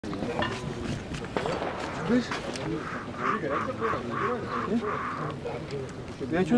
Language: Russian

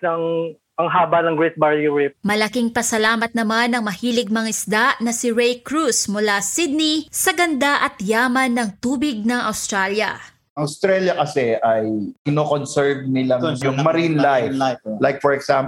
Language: Filipino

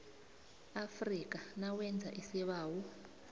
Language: South Ndebele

